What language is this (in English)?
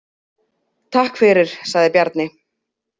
Icelandic